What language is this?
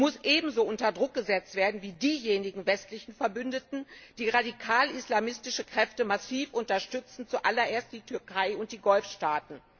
German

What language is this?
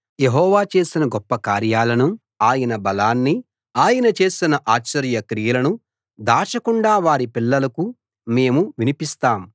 Telugu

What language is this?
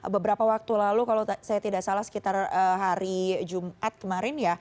Indonesian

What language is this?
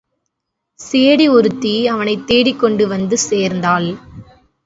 Tamil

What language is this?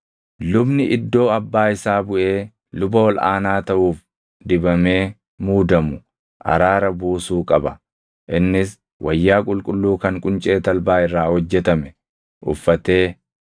Oromo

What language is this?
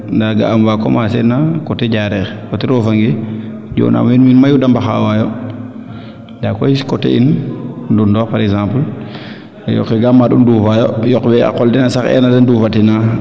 Serer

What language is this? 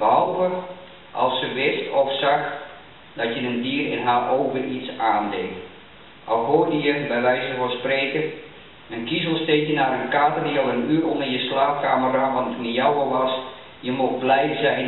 Dutch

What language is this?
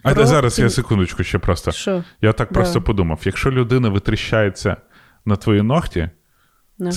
Ukrainian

